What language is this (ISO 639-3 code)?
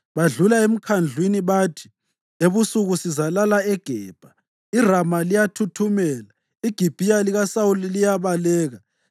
nde